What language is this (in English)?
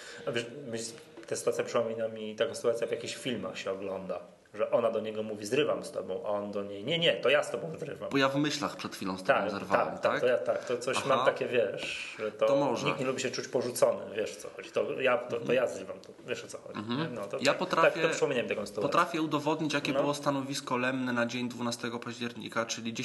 Polish